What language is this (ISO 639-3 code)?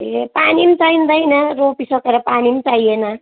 nep